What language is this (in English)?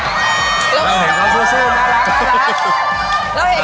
Thai